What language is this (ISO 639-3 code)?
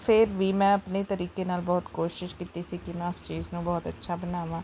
pan